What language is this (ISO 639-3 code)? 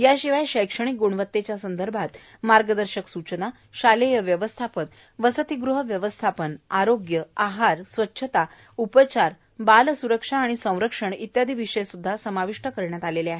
mar